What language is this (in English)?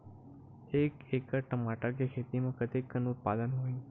Chhattisgarhi